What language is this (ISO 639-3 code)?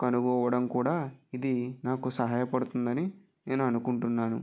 tel